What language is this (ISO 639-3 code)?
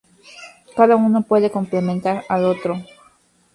spa